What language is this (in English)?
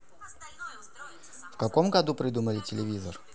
Russian